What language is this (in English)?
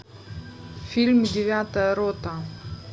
Russian